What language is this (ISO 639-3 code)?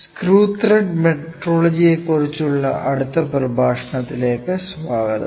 mal